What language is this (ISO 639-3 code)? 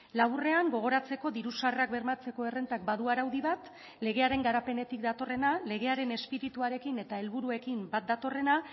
eus